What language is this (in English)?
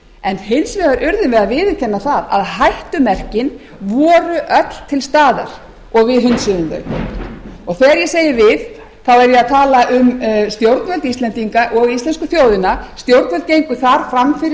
Icelandic